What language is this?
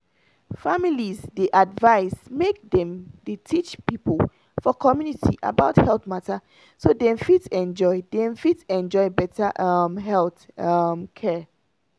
Nigerian Pidgin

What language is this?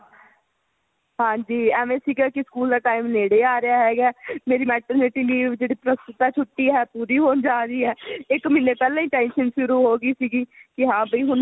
Punjabi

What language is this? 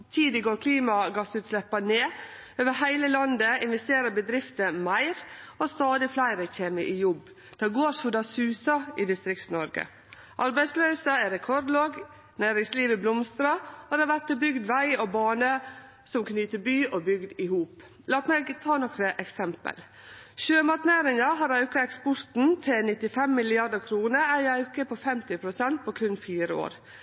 Norwegian Nynorsk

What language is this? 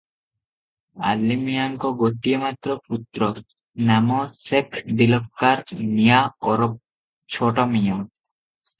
Odia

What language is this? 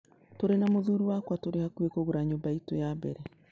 Kikuyu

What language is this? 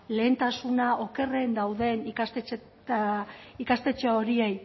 Basque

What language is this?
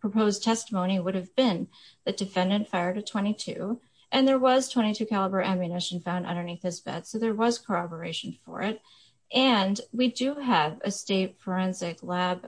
English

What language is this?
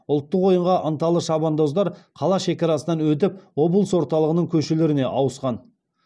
Kazakh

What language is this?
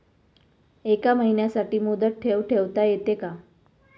Marathi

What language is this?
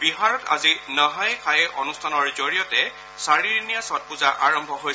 Assamese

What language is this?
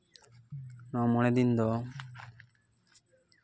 Santali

